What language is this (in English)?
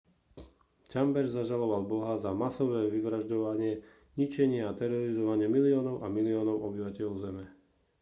Slovak